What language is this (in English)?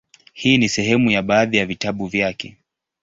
Swahili